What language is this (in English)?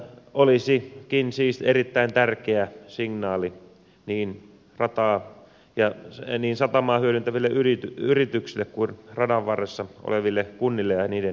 Finnish